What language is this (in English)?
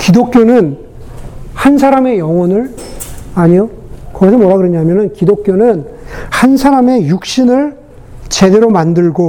Korean